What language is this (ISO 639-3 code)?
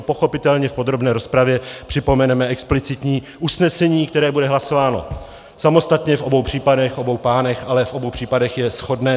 ces